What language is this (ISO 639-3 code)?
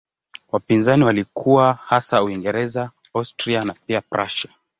swa